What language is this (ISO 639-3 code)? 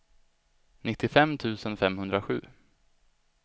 swe